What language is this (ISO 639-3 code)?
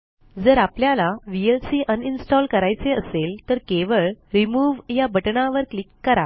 mar